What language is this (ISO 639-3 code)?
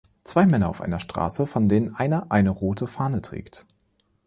deu